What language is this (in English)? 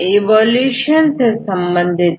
Hindi